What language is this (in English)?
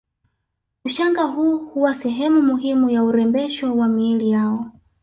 Swahili